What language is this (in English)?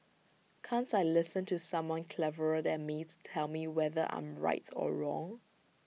English